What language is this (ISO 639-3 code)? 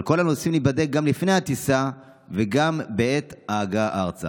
heb